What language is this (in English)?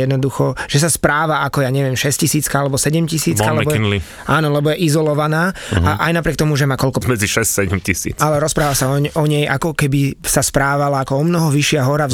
Slovak